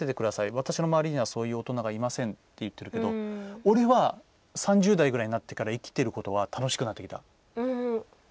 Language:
Japanese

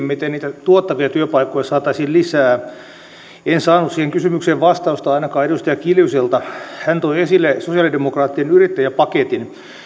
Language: Finnish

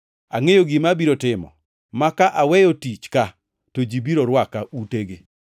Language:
Luo (Kenya and Tanzania)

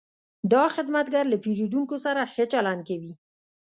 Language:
Pashto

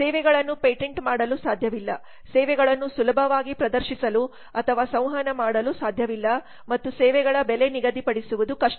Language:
Kannada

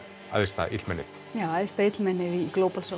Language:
Icelandic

